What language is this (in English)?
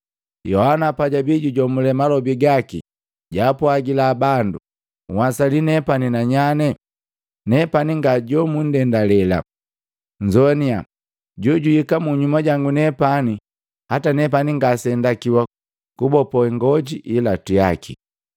Matengo